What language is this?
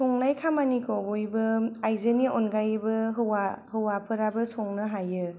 Bodo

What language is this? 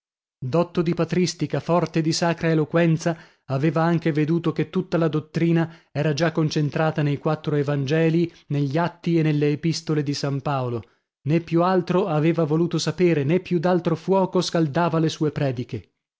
Italian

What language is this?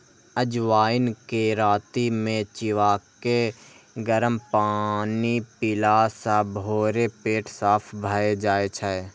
Maithili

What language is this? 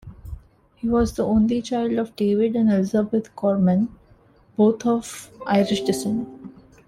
English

